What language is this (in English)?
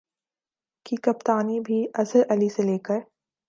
Urdu